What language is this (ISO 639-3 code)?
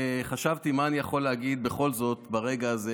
heb